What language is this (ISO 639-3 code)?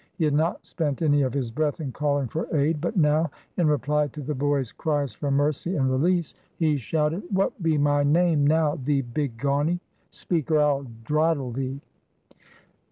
eng